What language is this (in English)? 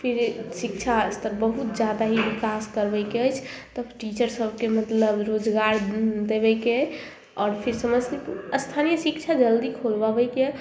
Maithili